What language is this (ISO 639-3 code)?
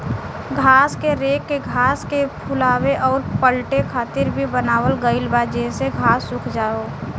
bho